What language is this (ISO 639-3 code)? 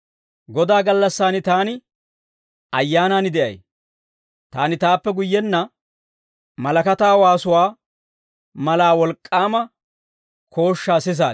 dwr